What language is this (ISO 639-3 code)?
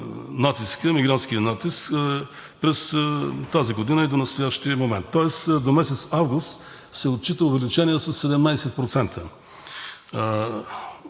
bul